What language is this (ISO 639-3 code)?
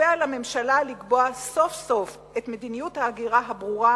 heb